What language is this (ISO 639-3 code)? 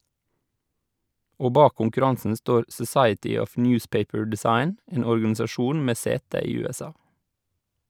nor